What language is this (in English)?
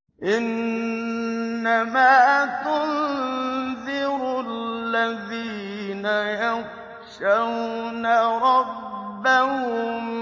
Arabic